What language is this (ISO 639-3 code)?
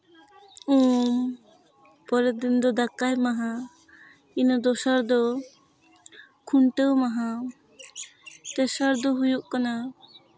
sat